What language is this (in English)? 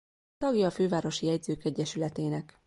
Hungarian